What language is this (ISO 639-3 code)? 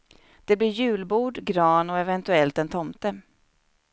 swe